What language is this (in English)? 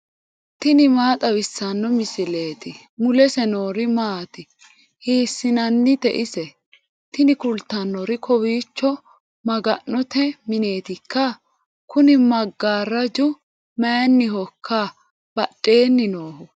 Sidamo